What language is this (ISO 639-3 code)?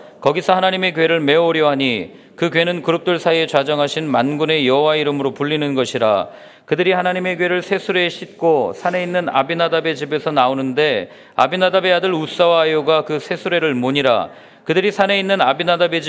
kor